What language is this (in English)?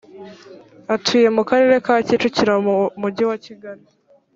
Kinyarwanda